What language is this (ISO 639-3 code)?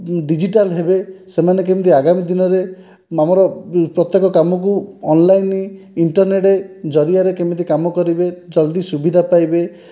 ori